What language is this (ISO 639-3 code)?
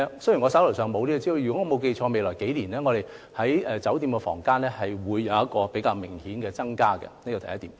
yue